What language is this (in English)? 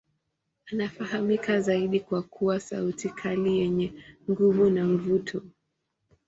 Swahili